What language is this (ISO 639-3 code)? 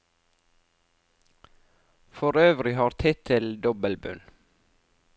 nor